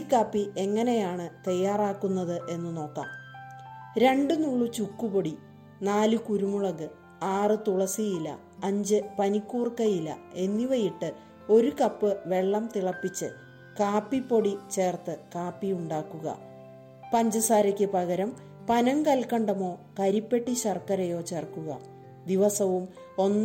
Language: Malayalam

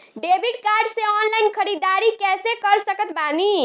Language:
Bhojpuri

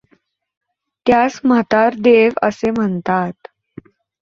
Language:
Marathi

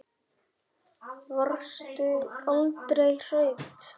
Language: Icelandic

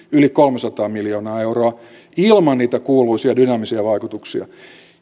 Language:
Finnish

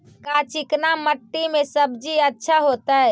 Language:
Magahi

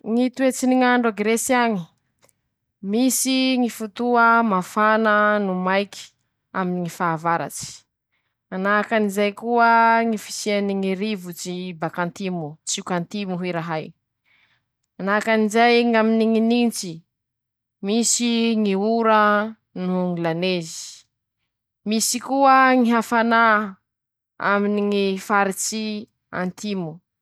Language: Masikoro Malagasy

